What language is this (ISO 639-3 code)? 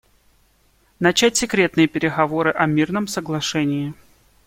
rus